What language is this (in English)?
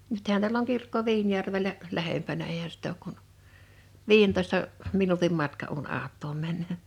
Finnish